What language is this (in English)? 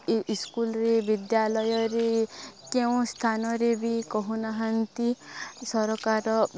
Odia